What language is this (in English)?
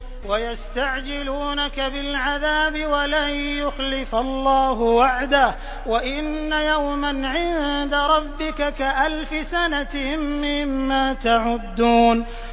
Arabic